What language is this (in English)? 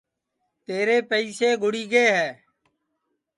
Sansi